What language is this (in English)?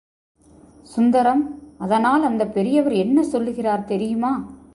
Tamil